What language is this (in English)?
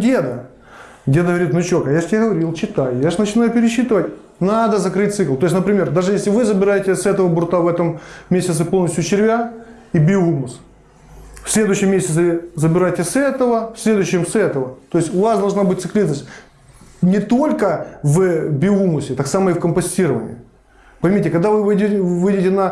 Russian